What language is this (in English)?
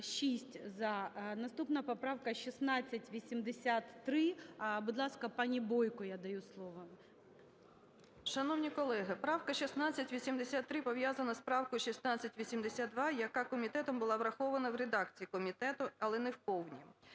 Ukrainian